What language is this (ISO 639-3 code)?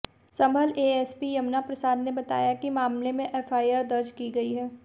hin